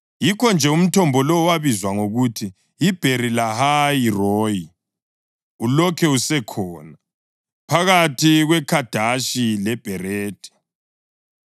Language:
North Ndebele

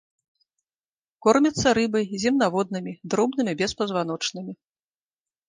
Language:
Belarusian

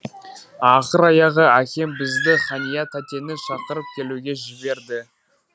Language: Kazakh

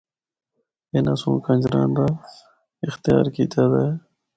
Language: Northern Hindko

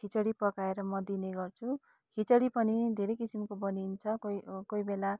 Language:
Nepali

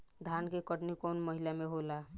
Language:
Bhojpuri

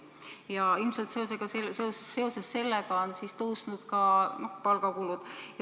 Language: Estonian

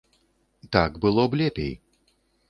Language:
Belarusian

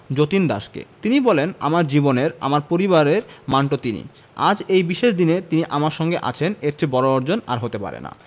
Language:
Bangla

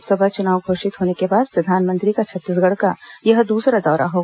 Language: Hindi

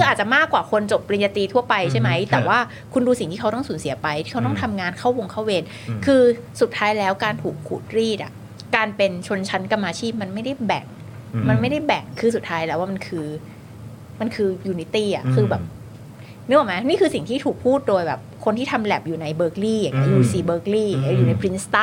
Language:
Thai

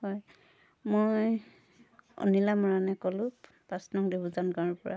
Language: Assamese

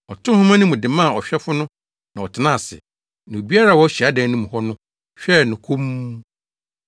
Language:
Akan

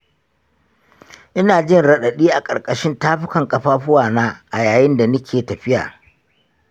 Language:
Hausa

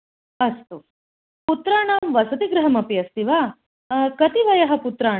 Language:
Sanskrit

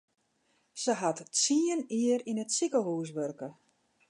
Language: Western Frisian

